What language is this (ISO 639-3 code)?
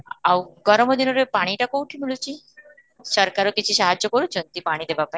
ori